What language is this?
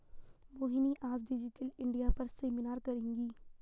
Hindi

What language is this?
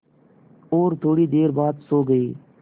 Hindi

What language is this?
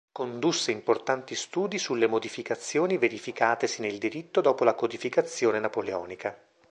Italian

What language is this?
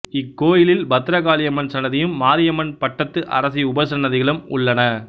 Tamil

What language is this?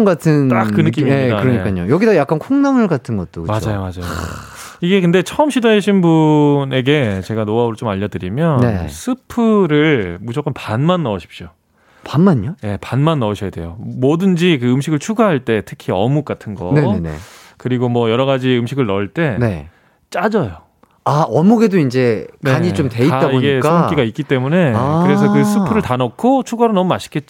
Korean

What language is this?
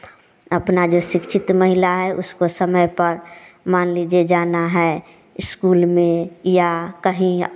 Hindi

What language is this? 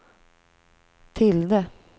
Swedish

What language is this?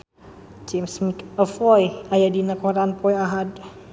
Sundanese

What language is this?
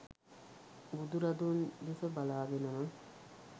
Sinhala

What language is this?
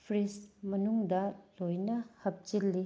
Manipuri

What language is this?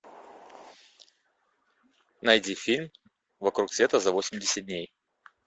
Russian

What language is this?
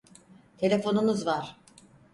Turkish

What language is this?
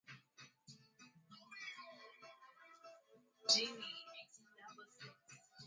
Swahili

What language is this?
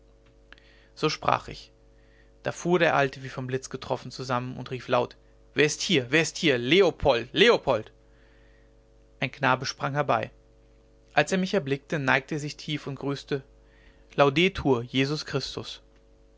German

